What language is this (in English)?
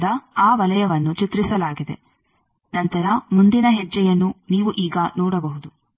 Kannada